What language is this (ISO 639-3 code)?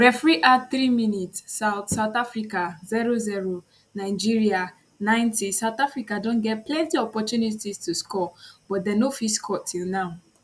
pcm